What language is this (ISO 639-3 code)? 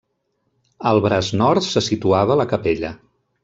cat